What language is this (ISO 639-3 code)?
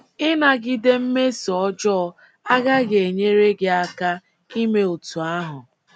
ibo